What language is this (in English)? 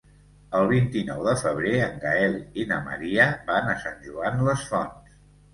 Catalan